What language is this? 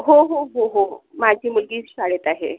Marathi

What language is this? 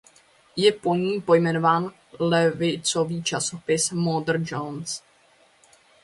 Czech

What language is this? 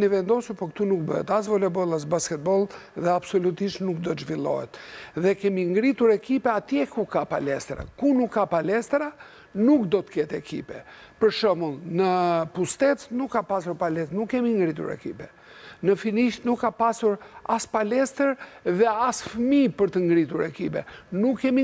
Romanian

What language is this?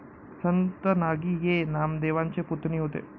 Marathi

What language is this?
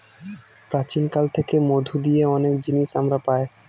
Bangla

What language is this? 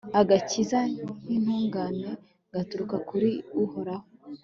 Kinyarwanda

